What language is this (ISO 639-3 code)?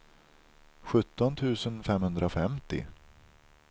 swe